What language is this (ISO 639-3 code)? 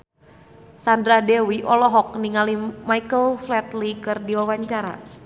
sun